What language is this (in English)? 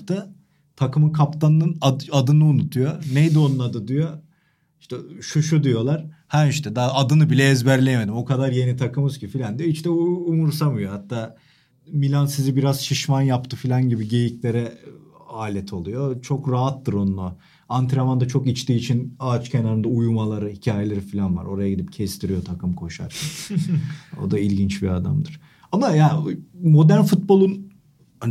Turkish